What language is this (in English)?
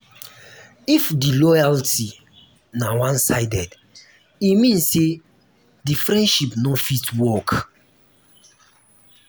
Nigerian Pidgin